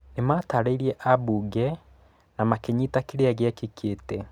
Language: Kikuyu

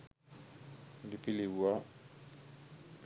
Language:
Sinhala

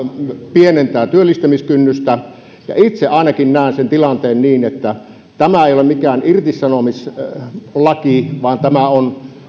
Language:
Finnish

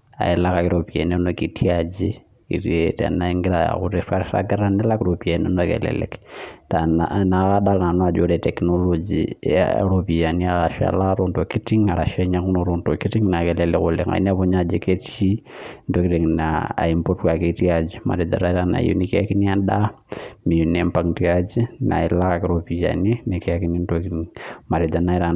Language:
Masai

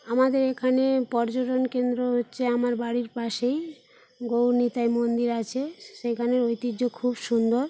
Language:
Bangla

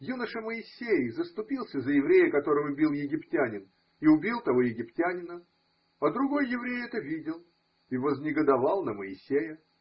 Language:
Russian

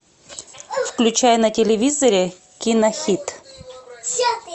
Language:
Russian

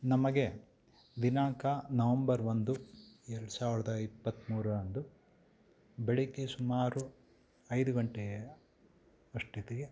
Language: Kannada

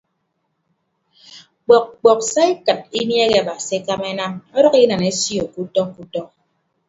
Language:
Ibibio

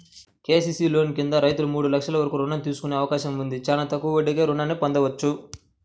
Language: Telugu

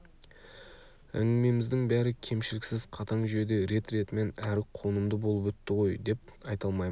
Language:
Kazakh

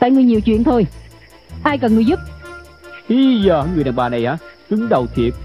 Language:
Vietnamese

